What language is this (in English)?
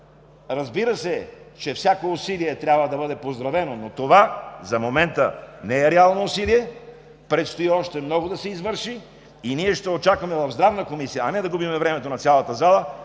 Bulgarian